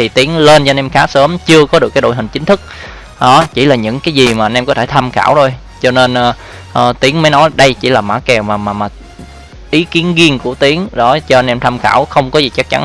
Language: Vietnamese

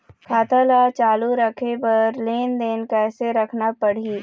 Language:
Chhattisgarhi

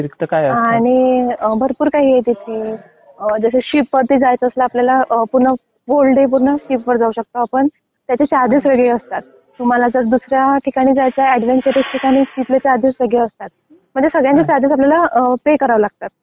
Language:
Marathi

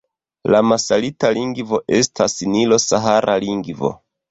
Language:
Esperanto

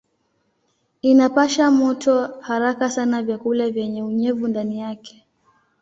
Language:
Swahili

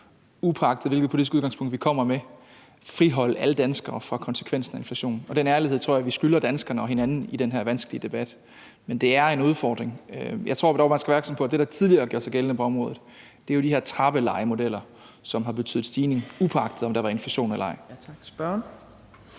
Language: Danish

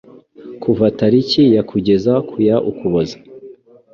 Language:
Kinyarwanda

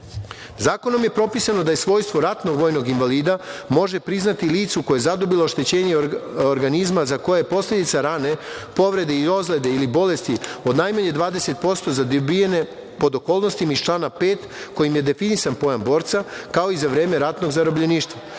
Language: Serbian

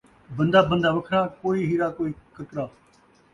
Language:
Saraiki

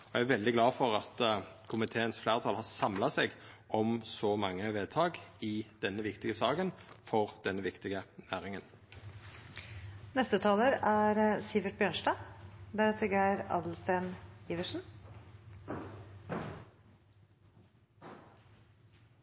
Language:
Norwegian Nynorsk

